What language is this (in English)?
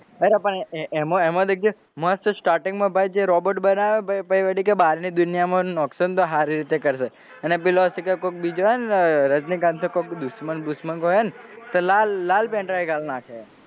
Gujarati